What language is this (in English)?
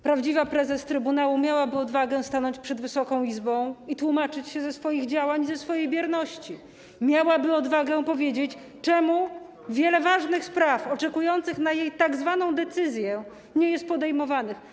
Polish